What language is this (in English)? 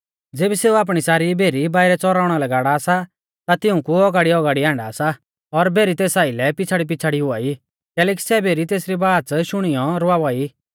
Mahasu Pahari